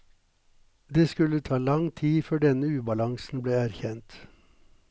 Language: Norwegian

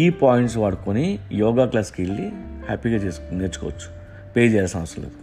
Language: Telugu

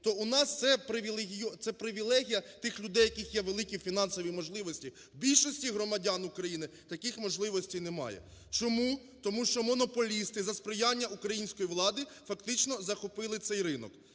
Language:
Ukrainian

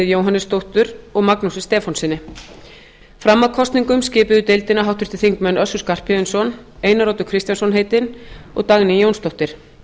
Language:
Icelandic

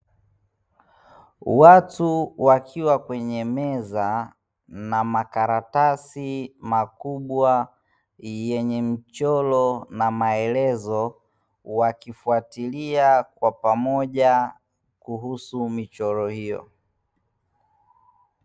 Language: Swahili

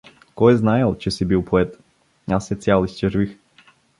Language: Bulgarian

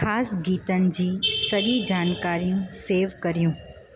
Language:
Sindhi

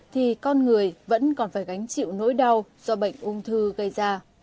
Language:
Vietnamese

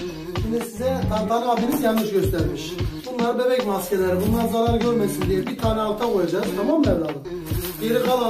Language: Turkish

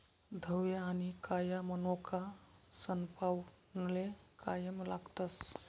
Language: Marathi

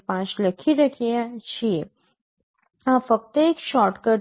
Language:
Gujarati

